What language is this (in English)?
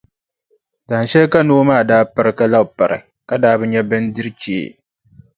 Dagbani